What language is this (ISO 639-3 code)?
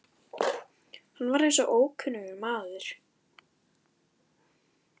isl